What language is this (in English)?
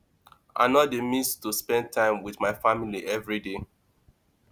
Nigerian Pidgin